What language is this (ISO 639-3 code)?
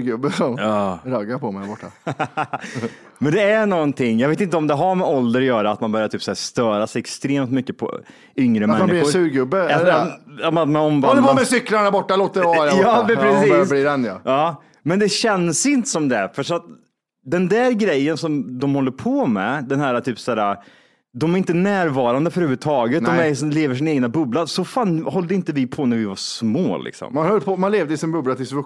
swe